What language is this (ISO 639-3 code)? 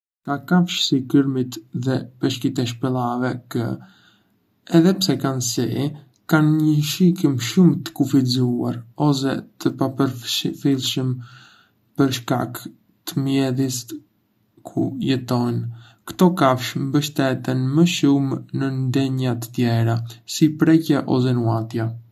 aae